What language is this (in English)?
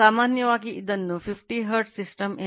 Kannada